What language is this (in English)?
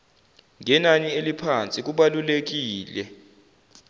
Zulu